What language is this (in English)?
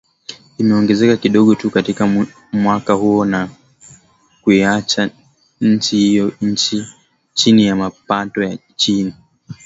Swahili